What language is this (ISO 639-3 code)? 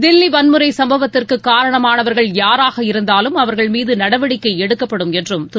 tam